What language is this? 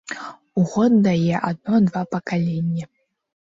Belarusian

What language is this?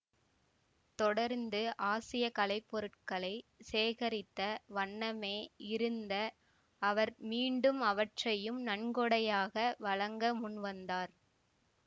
Tamil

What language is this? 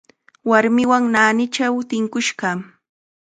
Chiquián Ancash Quechua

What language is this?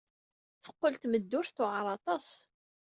Kabyle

